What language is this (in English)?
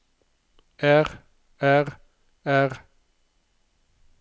Norwegian